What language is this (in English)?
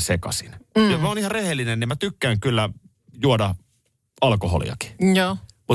Finnish